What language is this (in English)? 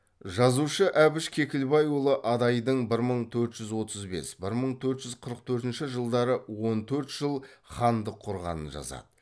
Kazakh